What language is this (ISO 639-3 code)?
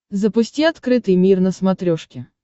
rus